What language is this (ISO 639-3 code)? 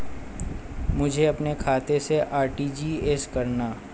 hin